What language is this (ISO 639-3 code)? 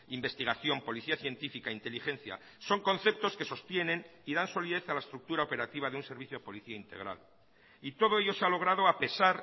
spa